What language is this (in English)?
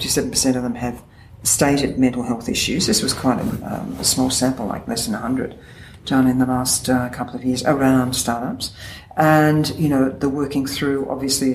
English